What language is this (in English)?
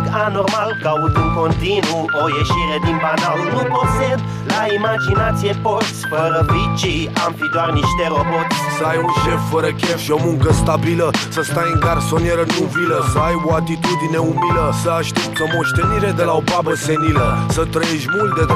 Romanian